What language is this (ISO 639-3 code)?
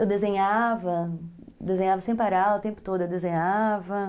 por